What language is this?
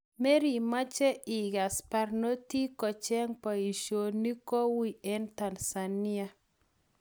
Kalenjin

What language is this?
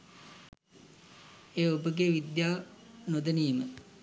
Sinhala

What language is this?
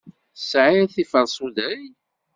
Kabyle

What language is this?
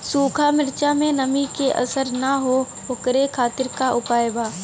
Bhojpuri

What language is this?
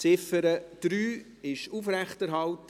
Swiss German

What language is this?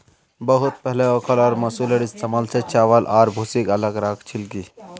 Magahi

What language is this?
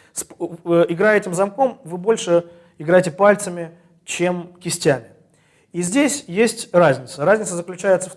Russian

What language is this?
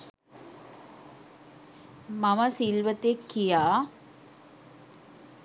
Sinhala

